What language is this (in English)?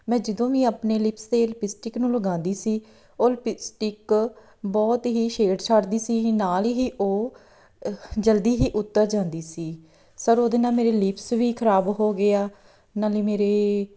Punjabi